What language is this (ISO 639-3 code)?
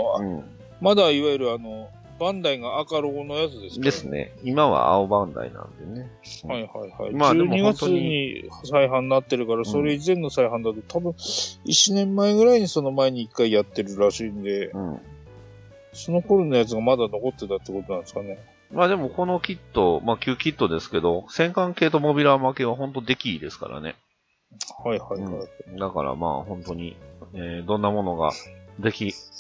jpn